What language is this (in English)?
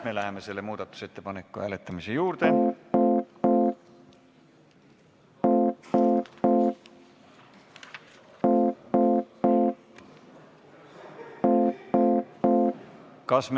Estonian